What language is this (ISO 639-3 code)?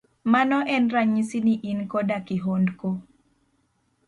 luo